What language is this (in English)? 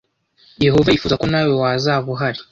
Kinyarwanda